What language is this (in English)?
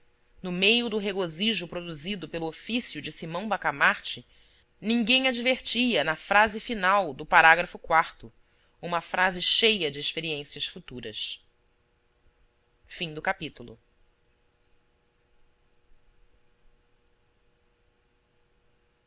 Portuguese